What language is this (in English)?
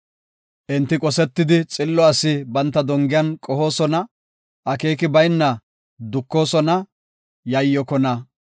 Gofa